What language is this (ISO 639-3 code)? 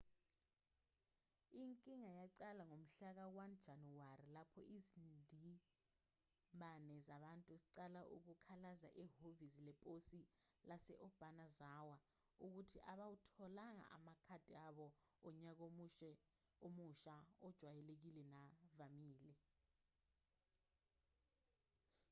zul